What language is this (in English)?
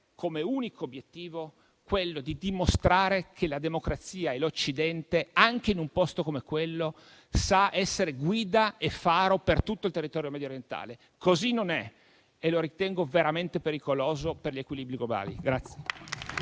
Italian